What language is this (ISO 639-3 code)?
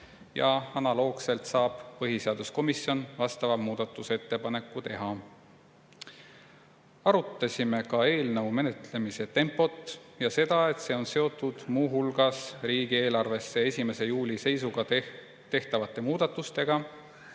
est